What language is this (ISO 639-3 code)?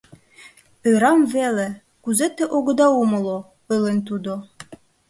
chm